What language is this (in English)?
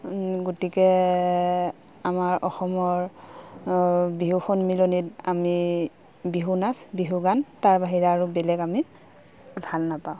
Assamese